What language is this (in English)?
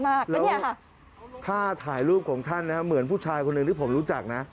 Thai